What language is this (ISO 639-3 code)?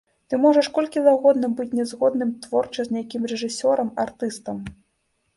bel